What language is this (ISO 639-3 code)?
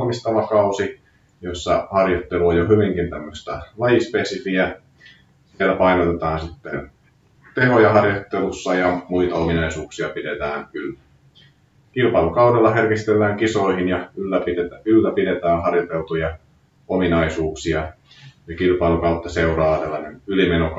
fin